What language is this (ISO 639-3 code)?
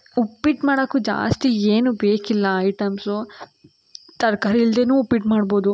kan